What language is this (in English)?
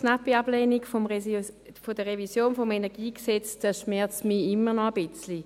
Swiss German